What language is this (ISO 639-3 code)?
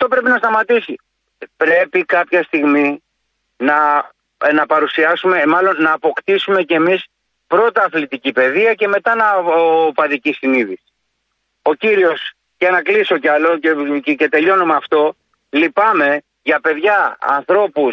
ell